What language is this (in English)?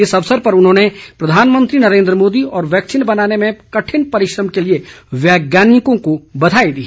Hindi